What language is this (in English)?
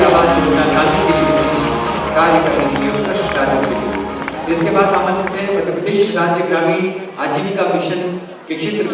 Hindi